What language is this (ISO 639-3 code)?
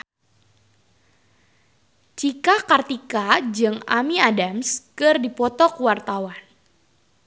sun